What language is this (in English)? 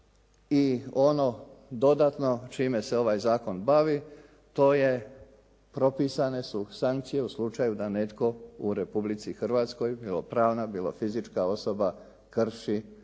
Croatian